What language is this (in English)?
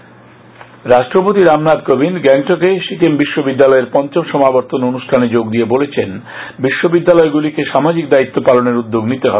Bangla